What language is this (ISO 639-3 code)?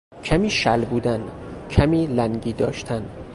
fas